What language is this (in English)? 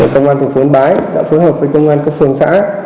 Vietnamese